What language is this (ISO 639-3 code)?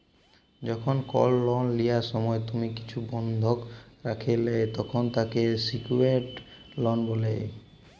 ben